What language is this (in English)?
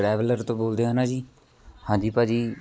Punjabi